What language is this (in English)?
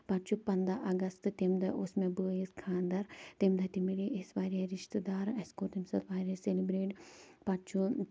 Kashmiri